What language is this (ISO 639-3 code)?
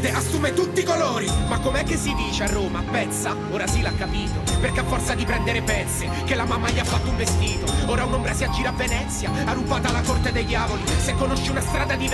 ita